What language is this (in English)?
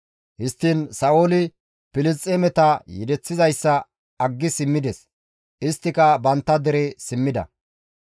Gamo